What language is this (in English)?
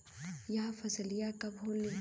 Bhojpuri